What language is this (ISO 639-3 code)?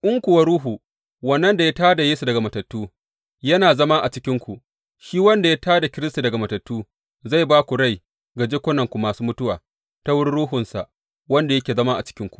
hau